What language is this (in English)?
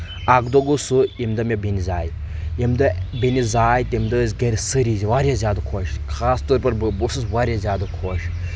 Kashmiri